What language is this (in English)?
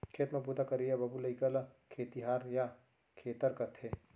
Chhattisgarhi